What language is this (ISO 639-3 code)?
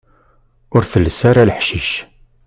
kab